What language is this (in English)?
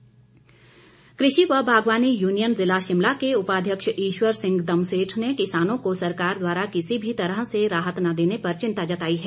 Hindi